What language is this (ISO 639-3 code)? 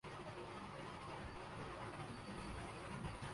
urd